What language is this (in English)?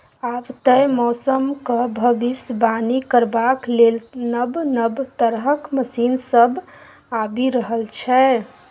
Maithili